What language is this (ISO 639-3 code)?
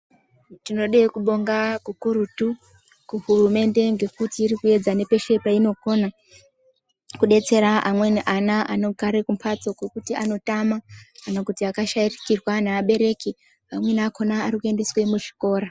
ndc